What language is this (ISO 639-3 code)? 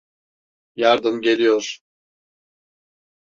tur